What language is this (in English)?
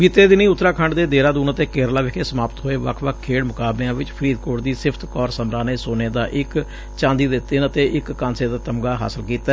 Punjabi